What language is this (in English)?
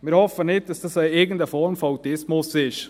Swiss German